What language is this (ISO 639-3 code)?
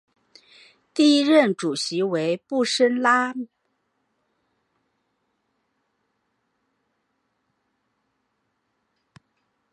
zho